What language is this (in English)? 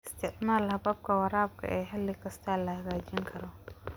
Somali